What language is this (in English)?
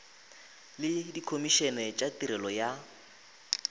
Northern Sotho